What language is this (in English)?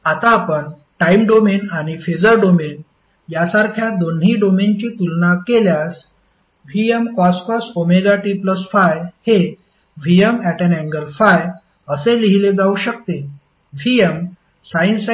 Marathi